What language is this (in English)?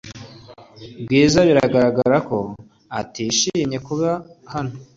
Kinyarwanda